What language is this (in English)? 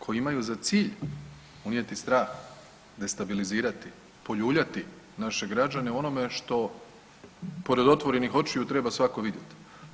Croatian